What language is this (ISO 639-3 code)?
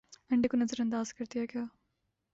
urd